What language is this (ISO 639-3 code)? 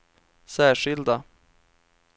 swe